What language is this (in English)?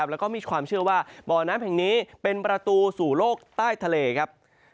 Thai